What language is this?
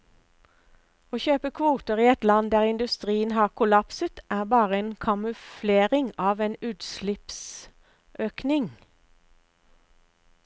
Norwegian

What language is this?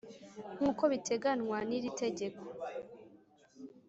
Kinyarwanda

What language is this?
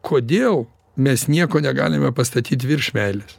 Lithuanian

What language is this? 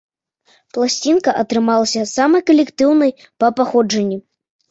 Belarusian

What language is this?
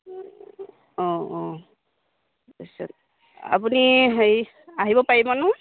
Assamese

